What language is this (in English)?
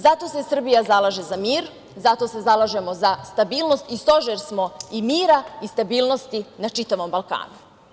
Serbian